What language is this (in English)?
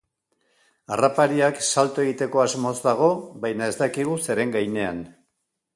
Basque